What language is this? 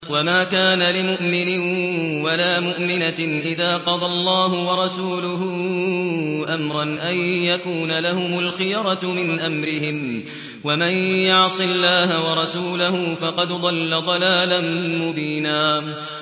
Arabic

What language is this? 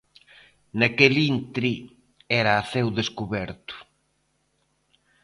Galician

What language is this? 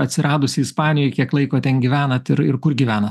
Lithuanian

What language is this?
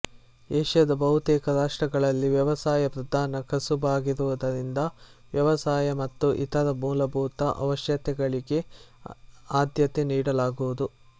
Kannada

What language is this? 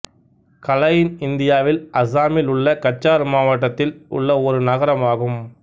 Tamil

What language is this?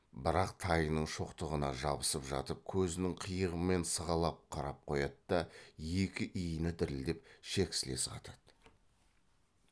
Kazakh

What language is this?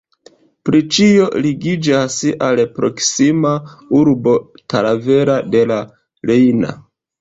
Esperanto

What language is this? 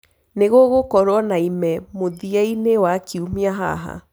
Kikuyu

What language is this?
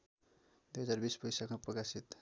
Nepali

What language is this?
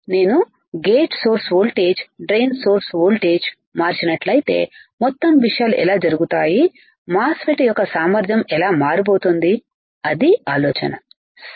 Telugu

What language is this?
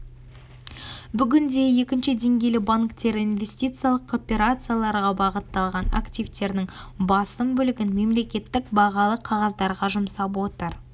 Kazakh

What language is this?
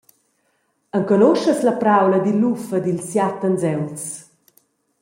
Romansh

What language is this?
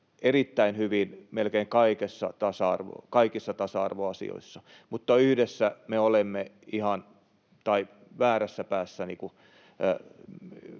Finnish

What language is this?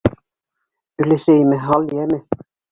Bashkir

